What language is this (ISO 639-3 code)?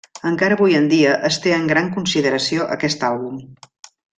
cat